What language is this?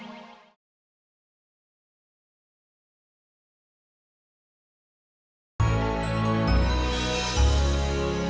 Indonesian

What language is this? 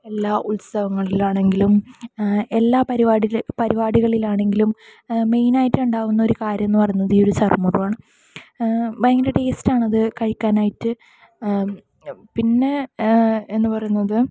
Malayalam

